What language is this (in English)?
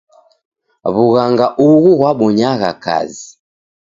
Taita